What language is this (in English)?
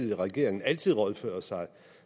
Danish